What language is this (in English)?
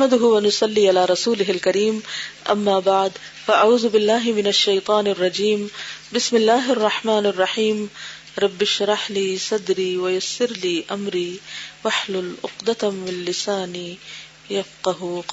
Urdu